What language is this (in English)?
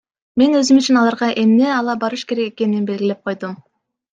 Kyrgyz